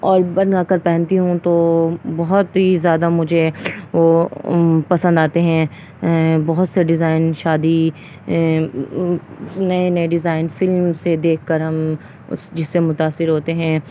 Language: Urdu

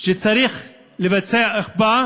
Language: Hebrew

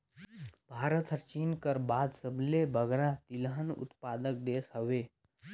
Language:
Chhattisgarhi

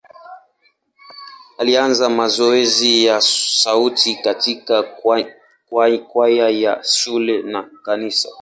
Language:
Swahili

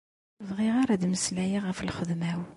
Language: Kabyle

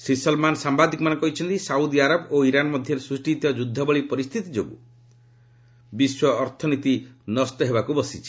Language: Odia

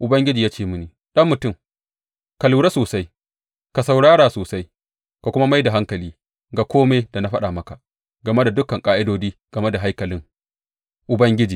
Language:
Hausa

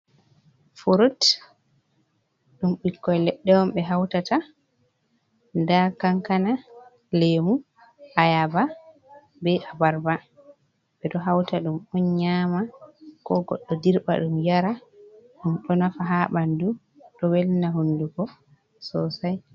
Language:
Fula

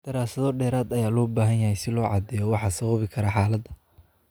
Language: Somali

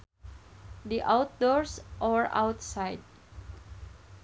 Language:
Sundanese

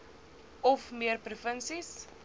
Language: Afrikaans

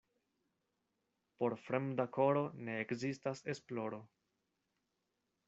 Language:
Esperanto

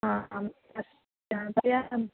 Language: Sanskrit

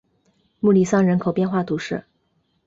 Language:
Chinese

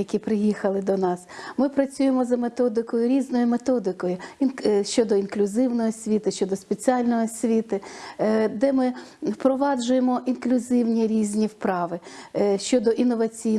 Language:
Ukrainian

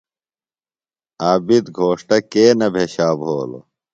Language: Phalura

